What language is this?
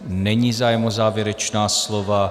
Czech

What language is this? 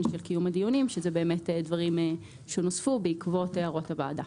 Hebrew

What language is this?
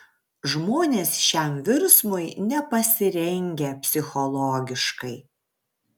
Lithuanian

